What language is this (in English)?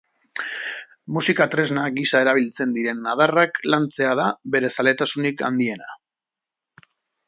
Basque